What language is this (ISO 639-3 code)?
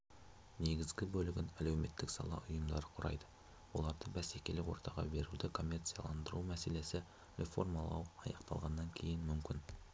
kaz